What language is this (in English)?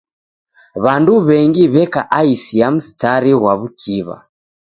Taita